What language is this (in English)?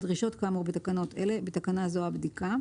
Hebrew